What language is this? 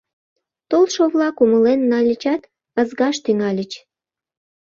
Mari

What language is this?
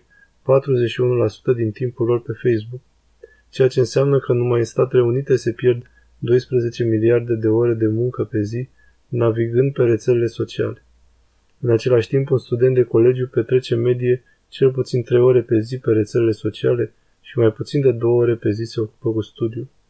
Romanian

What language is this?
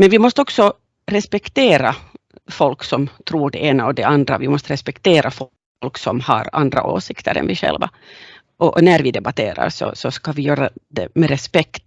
Swedish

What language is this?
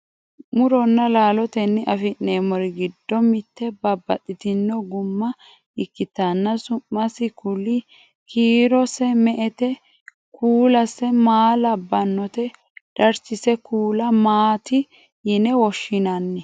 Sidamo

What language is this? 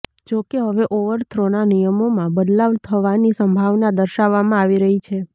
Gujarati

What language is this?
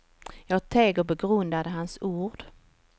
Swedish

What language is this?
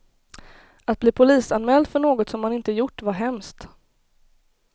Swedish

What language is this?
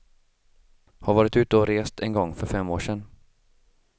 Swedish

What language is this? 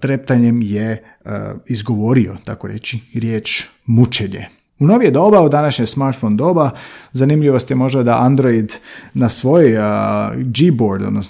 Croatian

